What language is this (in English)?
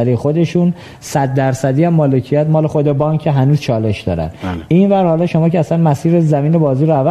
Persian